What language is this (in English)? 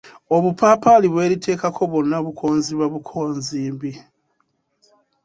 Ganda